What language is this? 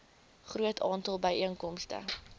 Afrikaans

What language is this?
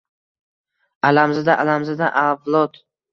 Uzbek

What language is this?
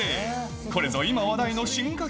Japanese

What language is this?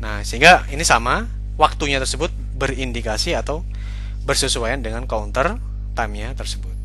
Indonesian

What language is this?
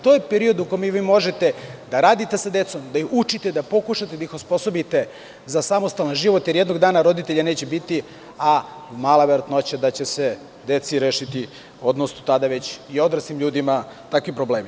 Serbian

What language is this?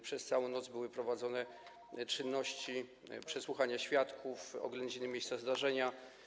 Polish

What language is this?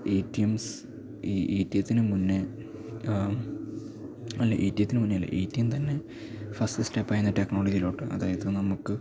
Malayalam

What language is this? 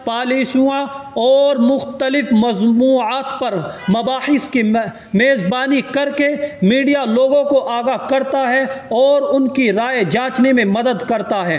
Urdu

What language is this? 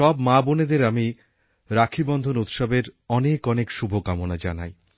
Bangla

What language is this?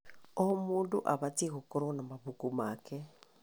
Kikuyu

